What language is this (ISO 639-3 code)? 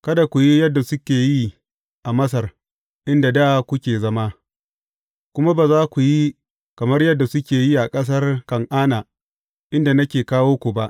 hau